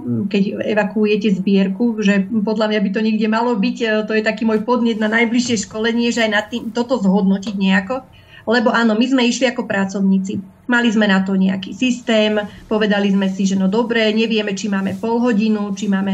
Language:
Slovak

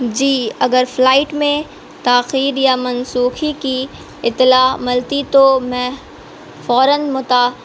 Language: Urdu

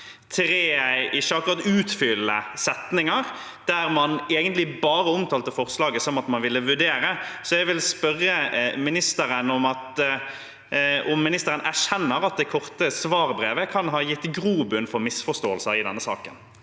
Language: Norwegian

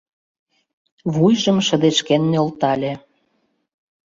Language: Mari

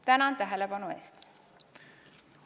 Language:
Estonian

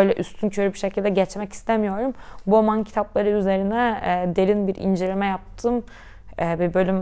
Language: Turkish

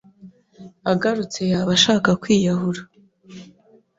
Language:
Kinyarwanda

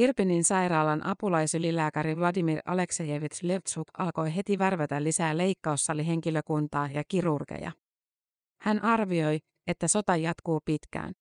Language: Finnish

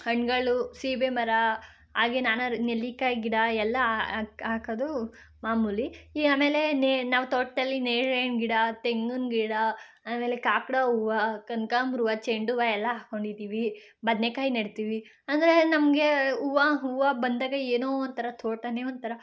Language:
Kannada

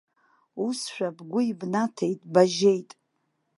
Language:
Abkhazian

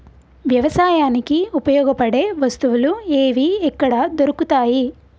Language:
Telugu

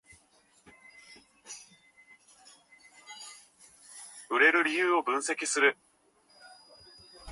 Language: Japanese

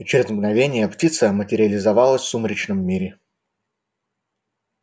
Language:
Russian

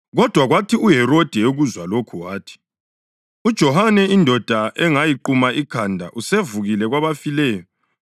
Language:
North Ndebele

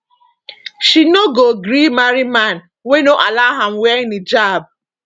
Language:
Nigerian Pidgin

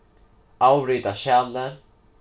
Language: Faroese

